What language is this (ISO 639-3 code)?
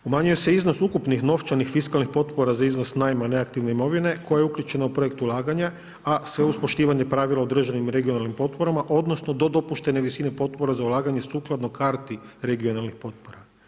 hrv